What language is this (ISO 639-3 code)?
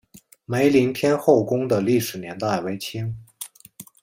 zho